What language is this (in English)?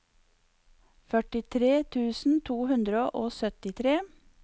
Norwegian